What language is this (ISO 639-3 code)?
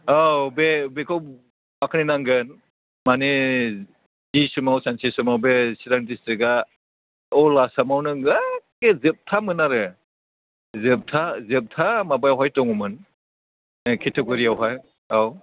brx